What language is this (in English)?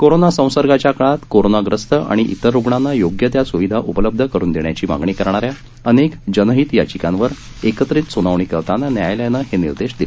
Marathi